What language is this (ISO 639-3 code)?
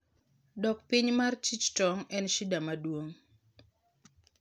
luo